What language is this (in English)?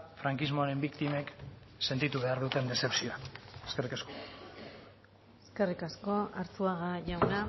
Basque